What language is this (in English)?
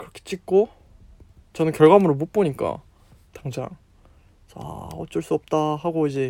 Korean